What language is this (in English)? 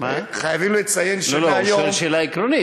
Hebrew